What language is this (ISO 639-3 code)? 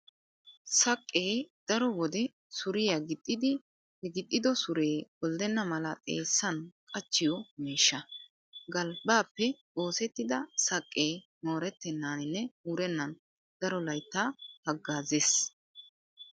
wal